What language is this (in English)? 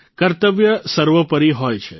Gujarati